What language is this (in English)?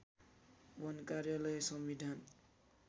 Nepali